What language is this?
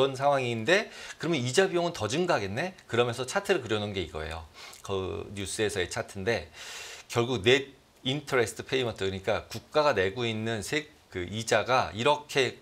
Korean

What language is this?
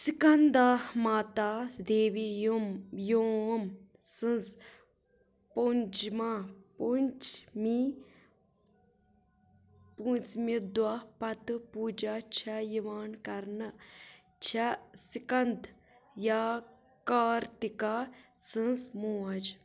Kashmiri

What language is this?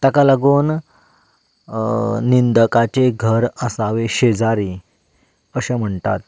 Konkani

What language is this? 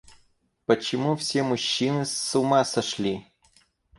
Russian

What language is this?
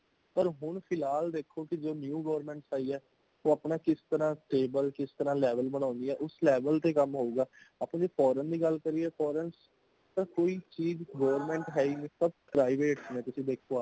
Punjabi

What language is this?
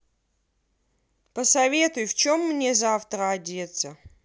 Russian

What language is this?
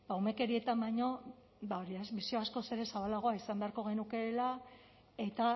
Basque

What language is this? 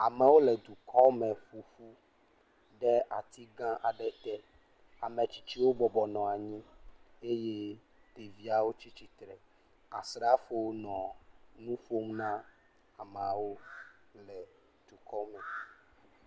Ewe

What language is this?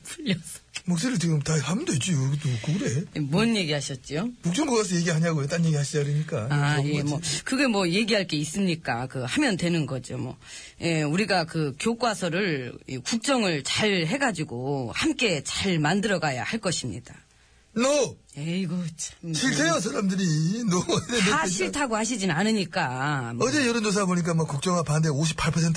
Korean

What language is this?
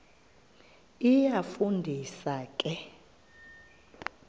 Xhosa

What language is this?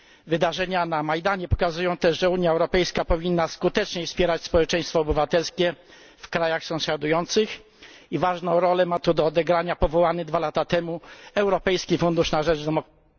Polish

